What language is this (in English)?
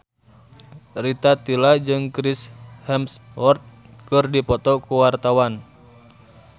Sundanese